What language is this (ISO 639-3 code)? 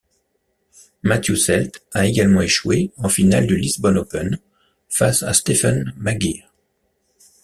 fra